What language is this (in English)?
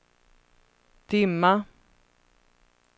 Swedish